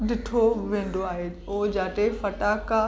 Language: Sindhi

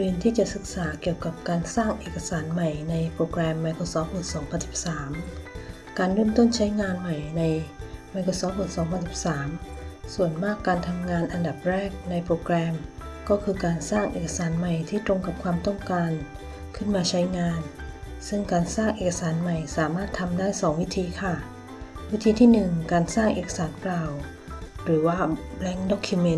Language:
Thai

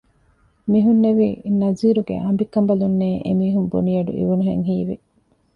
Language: Divehi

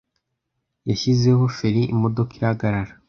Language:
Kinyarwanda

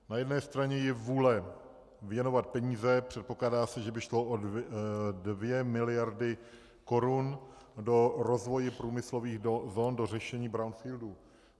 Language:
Czech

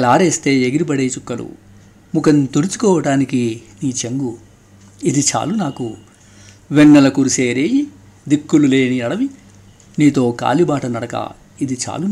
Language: Telugu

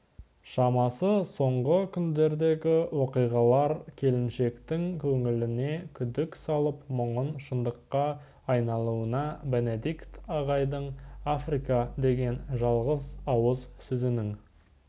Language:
Kazakh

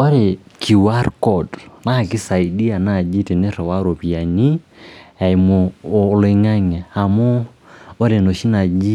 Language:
Masai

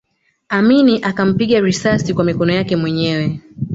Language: Swahili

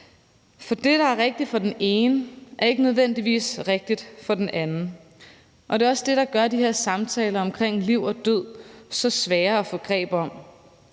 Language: Danish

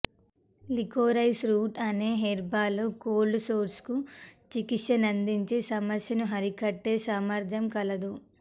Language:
Telugu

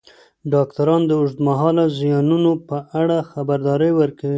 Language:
Pashto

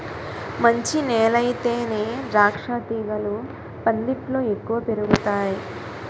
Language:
Telugu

